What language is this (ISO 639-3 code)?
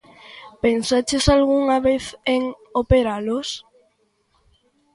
glg